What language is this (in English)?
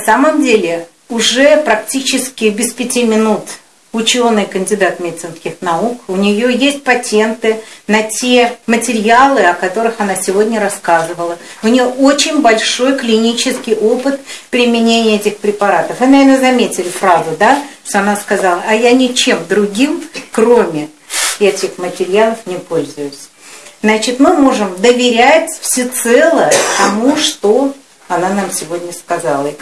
Russian